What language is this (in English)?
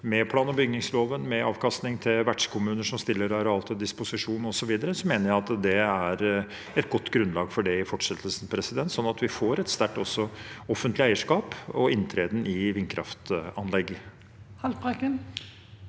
Norwegian